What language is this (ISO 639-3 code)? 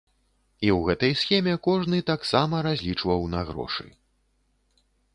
bel